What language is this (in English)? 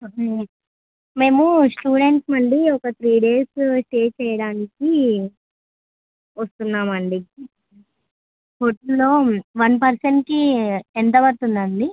Telugu